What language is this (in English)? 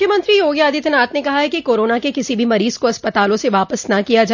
Hindi